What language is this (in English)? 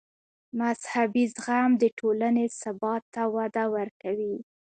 Pashto